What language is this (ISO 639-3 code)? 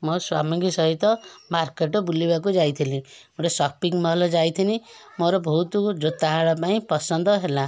ori